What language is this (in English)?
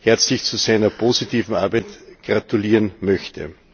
German